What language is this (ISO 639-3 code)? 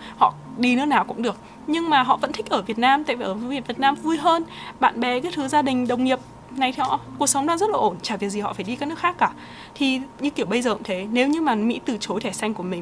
vie